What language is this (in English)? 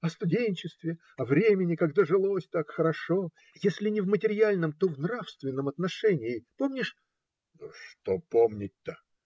Russian